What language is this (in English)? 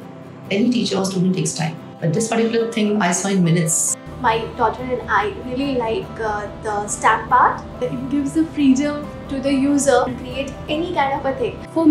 English